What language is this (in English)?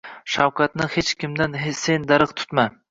Uzbek